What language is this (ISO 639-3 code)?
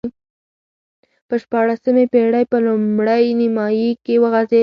pus